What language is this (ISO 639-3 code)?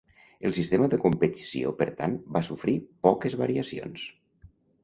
cat